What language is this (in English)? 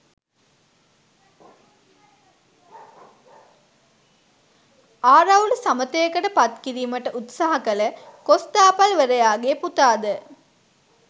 Sinhala